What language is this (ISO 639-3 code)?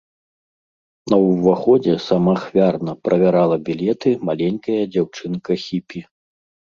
bel